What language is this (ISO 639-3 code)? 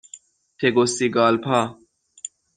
fas